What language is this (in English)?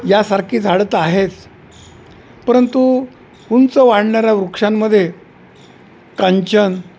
Marathi